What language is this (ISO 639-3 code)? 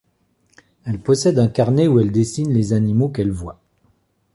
fra